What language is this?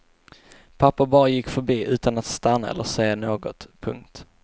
Swedish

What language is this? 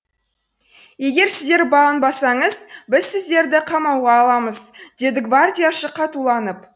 Kazakh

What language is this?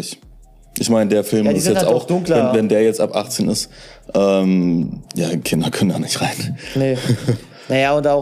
German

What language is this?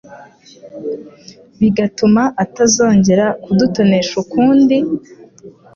Kinyarwanda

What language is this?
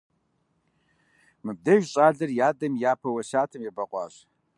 Kabardian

